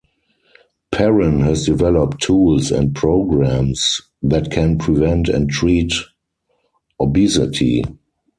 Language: English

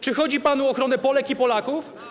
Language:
Polish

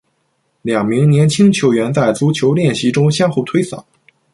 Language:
Chinese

